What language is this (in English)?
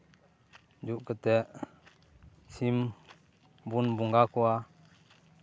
Santali